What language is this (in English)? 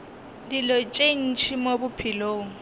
Northern Sotho